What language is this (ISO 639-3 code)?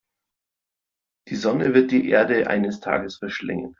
deu